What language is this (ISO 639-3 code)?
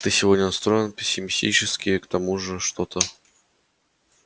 rus